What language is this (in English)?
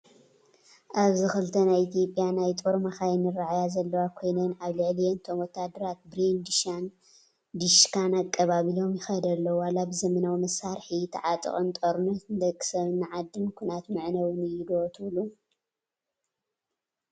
Tigrinya